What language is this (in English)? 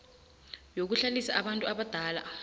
South Ndebele